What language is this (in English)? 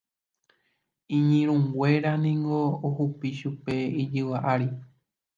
Guarani